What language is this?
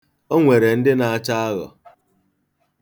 Igbo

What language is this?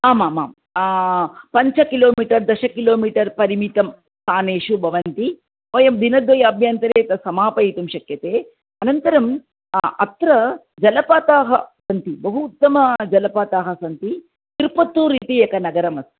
Sanskrit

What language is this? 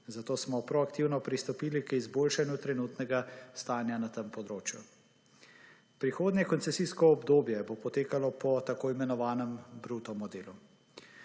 Slovenian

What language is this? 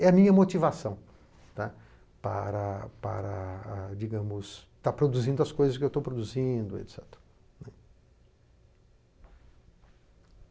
Portuguese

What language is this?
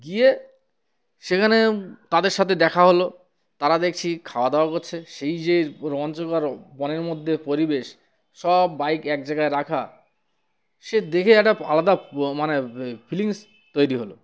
Bangla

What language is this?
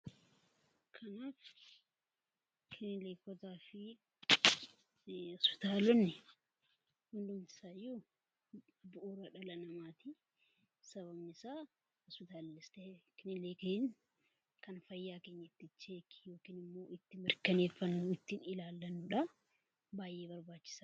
Oromo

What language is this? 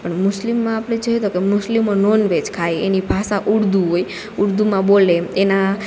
Gujarati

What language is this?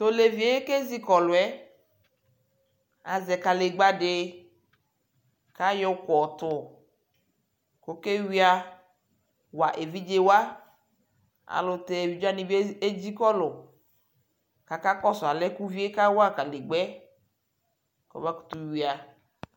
Ikposo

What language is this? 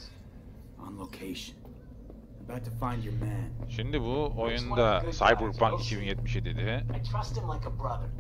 Turkish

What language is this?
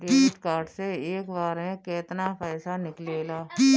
Bhojpuri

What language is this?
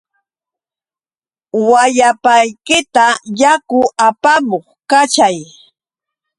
Yauyos Quechua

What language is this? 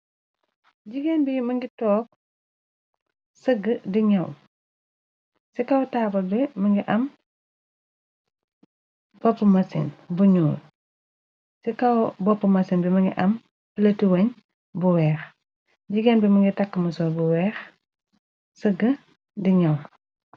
Wolof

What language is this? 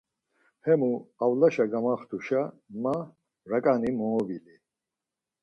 Laz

